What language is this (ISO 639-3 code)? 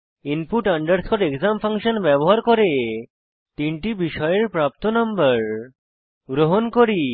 ben